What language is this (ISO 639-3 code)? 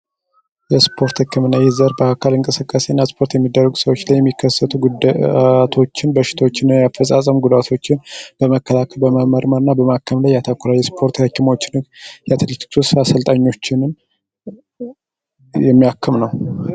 amh